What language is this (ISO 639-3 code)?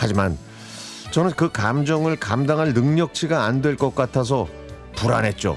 kor